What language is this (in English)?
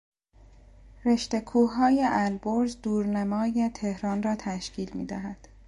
Persian